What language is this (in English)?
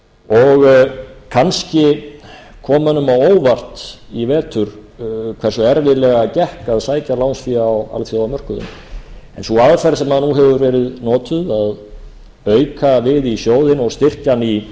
Icelandic